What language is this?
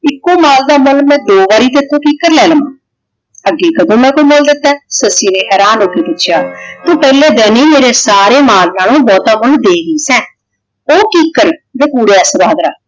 Punjabi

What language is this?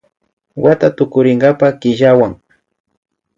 Imbabura Highland Quichua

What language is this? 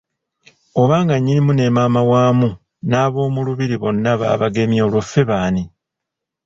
Ganda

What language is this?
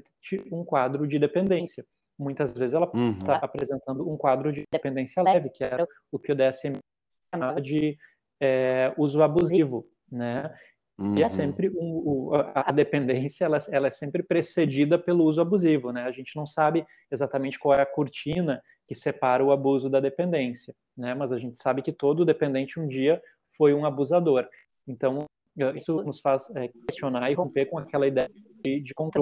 Portuguese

